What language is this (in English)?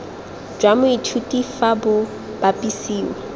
Tswana